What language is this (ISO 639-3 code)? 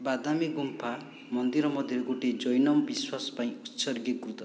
ori